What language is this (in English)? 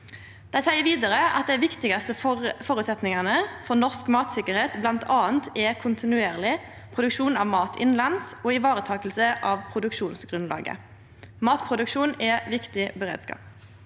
Norwegian